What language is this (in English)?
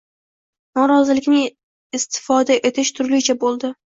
Uzbek